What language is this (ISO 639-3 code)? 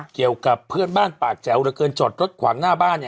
tha